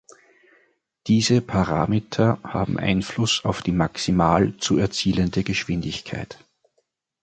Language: German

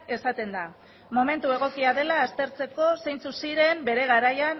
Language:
Basque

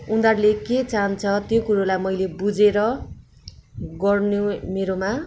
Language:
Nepali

